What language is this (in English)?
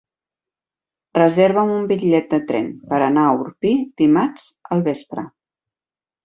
Catalan